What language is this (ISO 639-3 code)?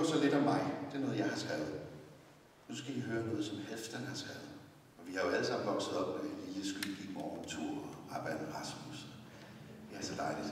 dan